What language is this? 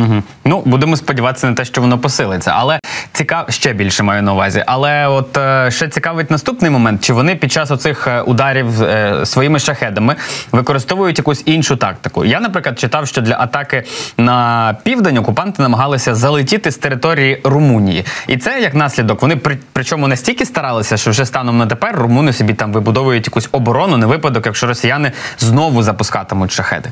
Ukrainian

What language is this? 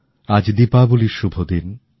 Bangla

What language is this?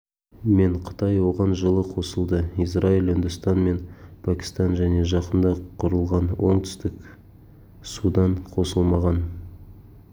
Kazakh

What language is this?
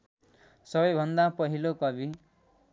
Nepali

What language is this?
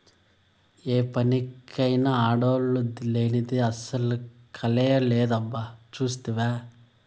Telugu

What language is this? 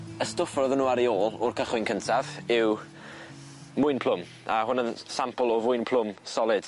Welsh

